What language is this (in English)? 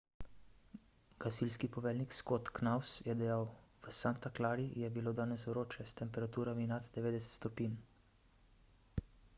Slovenian